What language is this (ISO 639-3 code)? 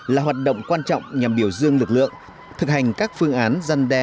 vie